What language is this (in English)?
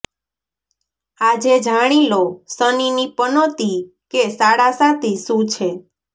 Gujarati